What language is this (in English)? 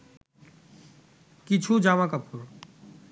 Bangla